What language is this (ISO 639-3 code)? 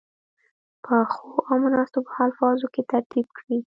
pus